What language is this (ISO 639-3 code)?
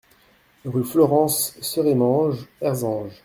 fra